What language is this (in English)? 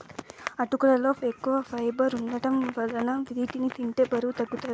Telugu